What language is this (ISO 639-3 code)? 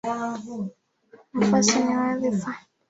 swa